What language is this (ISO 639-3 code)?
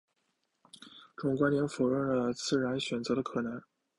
zho